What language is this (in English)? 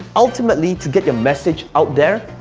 English